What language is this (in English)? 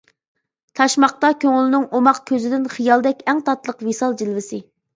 Uyghur